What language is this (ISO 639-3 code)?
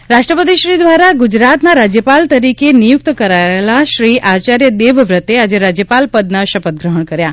guj